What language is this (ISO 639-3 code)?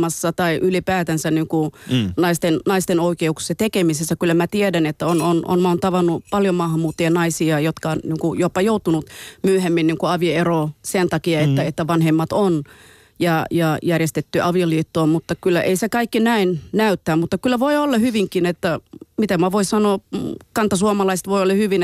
fin